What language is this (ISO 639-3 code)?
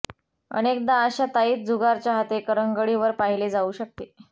mar